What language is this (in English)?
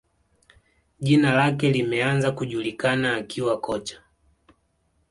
Swahili